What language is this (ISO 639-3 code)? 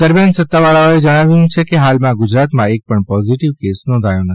guj